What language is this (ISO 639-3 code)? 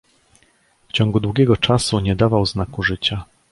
pol